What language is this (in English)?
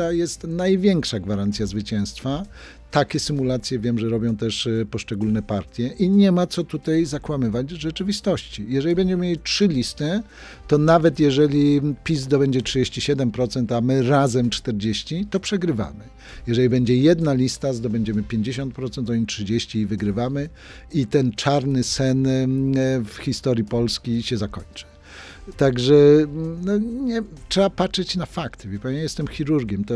Polish